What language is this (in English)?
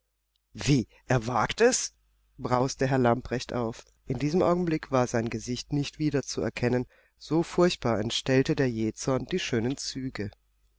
German